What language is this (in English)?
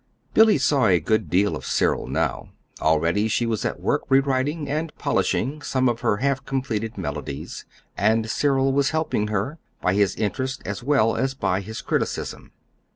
English